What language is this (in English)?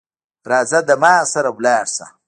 Pashto